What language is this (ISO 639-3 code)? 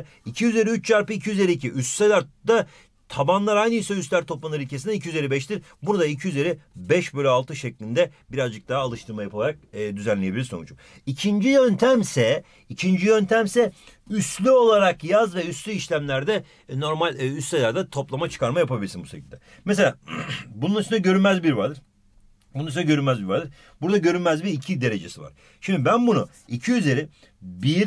tur